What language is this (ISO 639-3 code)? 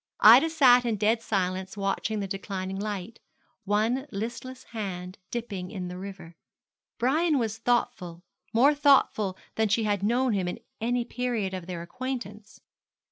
eng